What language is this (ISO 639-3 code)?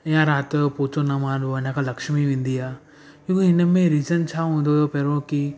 snd